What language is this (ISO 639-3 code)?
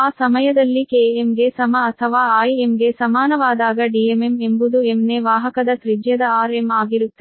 kan